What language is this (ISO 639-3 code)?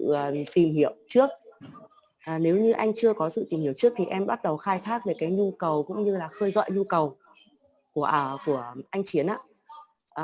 vie